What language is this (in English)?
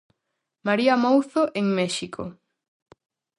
Galician